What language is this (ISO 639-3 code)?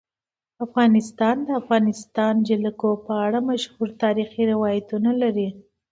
pus